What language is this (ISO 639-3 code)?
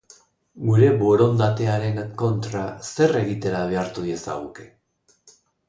eus